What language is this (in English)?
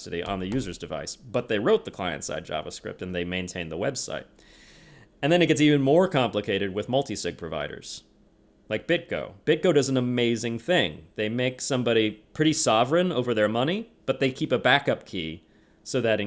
English